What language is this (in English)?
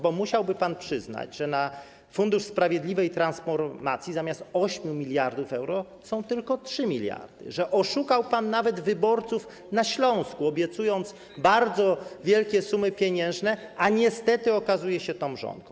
Polish